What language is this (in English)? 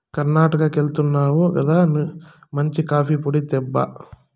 Telugu